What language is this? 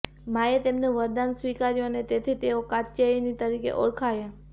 Gujarati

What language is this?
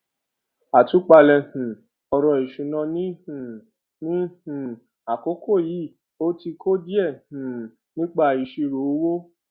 Yoruba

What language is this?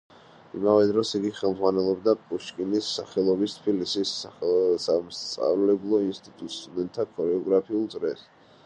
Georgian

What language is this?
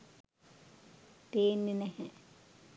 Sinhala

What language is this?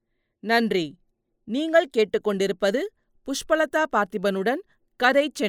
Tamil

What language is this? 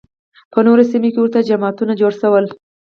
Pashto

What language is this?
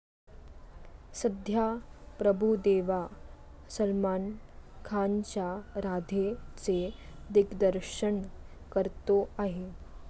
Marathi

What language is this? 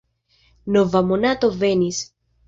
Esperanto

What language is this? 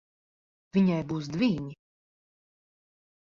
Latvian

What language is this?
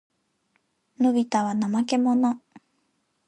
Japanese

